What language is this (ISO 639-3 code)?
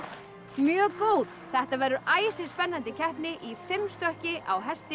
isl